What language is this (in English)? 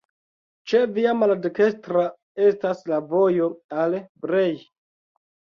Esperanto